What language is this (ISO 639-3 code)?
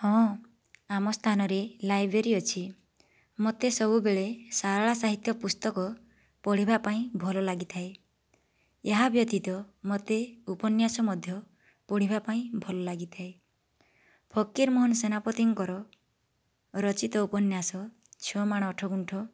ori